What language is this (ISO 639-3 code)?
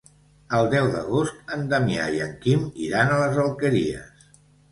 cat